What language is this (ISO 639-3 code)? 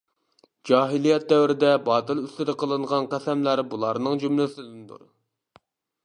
uig